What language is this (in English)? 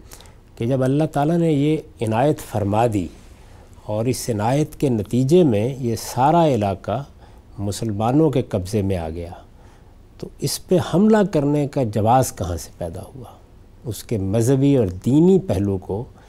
Urdu